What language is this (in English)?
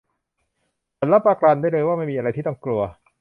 Thai